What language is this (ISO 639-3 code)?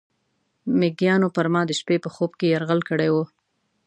pus